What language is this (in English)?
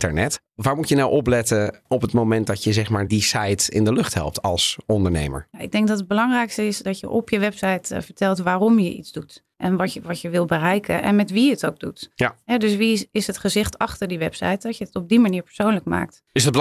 Dutch